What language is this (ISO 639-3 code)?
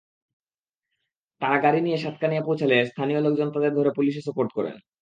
ben